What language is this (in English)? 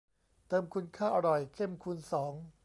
Thai